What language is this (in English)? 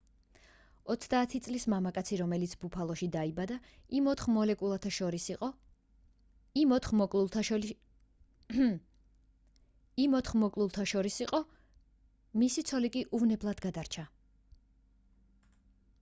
Georgian